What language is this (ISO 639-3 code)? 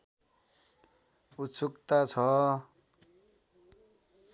nep